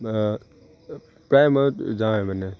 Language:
Assamese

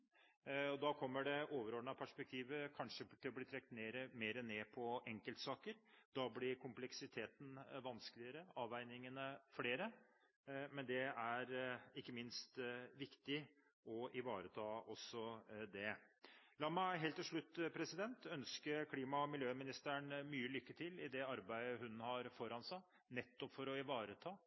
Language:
Norwegian Bokmål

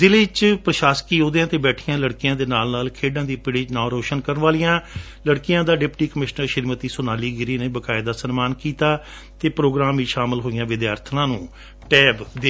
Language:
Punjabi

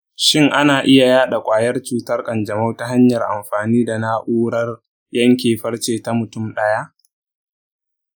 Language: Hausa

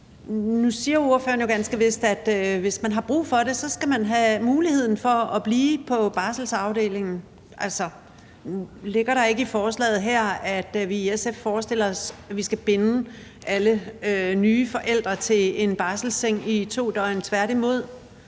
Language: Danish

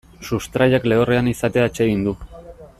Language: Basque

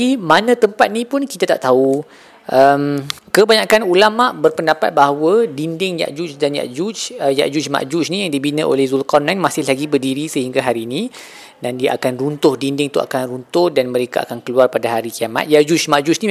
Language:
Malay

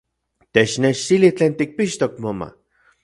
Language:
Central Puebla Nahuatl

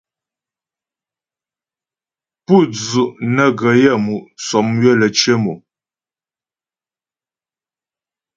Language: Ghomala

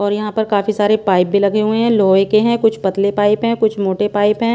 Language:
Hindi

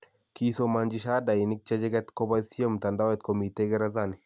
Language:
Kalenjin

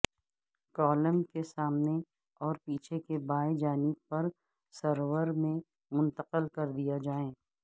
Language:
Urdu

